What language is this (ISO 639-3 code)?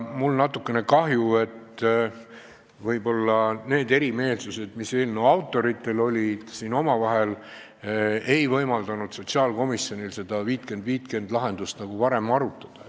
est